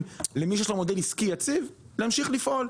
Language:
Hebrew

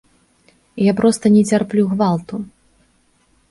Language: Belarusian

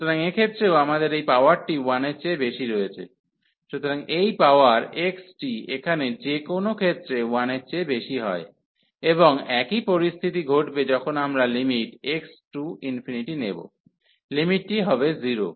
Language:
Bangla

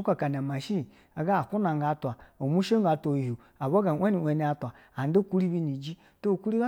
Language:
Basa (Nigeria)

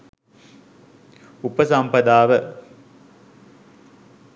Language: Sinhala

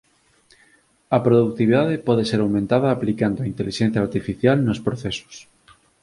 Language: Galician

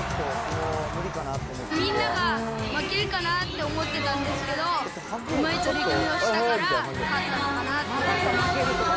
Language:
Japanese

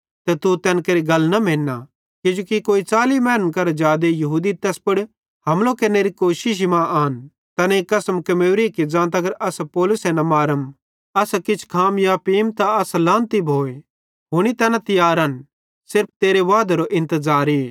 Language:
Bhadrawahi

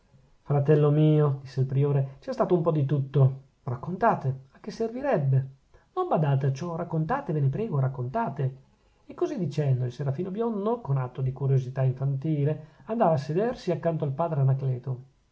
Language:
Italian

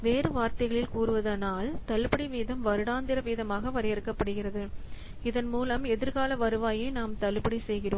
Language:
Tamil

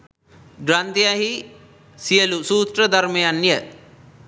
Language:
Sinhala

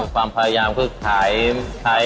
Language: Thai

